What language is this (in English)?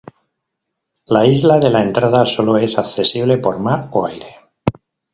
Spanish